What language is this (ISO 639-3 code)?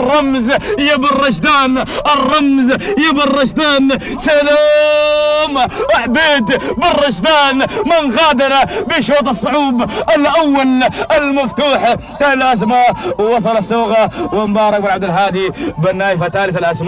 ara